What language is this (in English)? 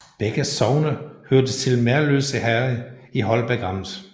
Danish